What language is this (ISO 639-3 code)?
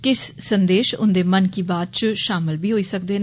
doi